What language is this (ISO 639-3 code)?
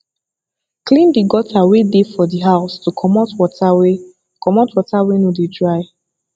pcm